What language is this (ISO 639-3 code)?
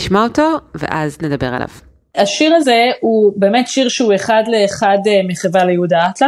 heb